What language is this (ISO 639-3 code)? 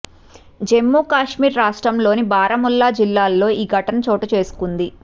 tel